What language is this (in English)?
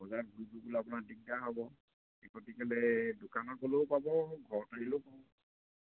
Assamese